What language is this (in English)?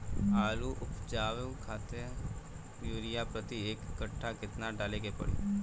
Bhojpuri